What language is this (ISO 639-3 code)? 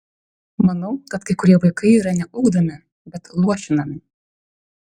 lit